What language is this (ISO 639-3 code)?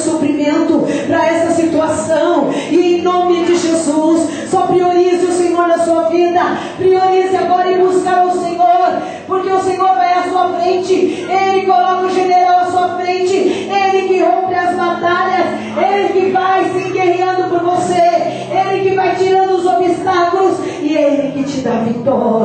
por